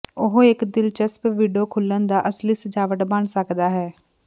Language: Punjabi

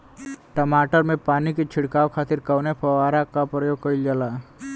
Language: Bhojpuri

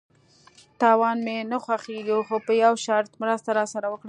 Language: Pashto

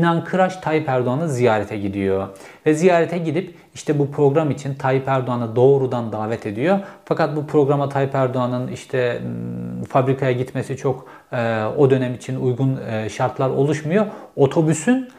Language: Turkish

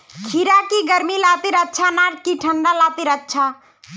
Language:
Magahi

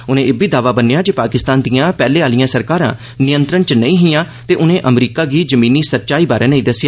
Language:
Dogri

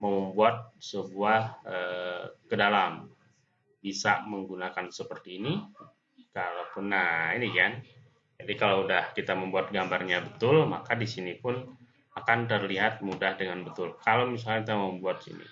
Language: Indonesian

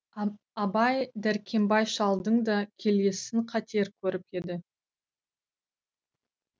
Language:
Kazakh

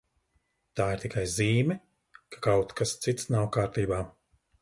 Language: Latvian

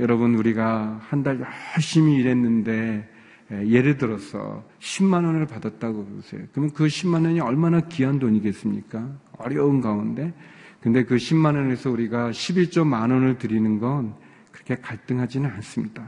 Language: Korean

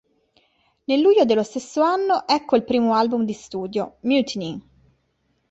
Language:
Italian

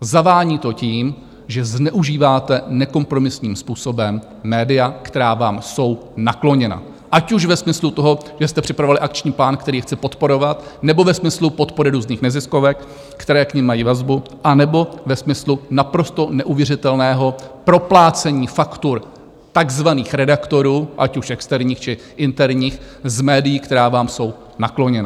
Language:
Czech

